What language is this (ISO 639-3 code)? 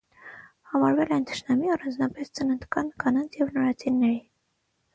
hye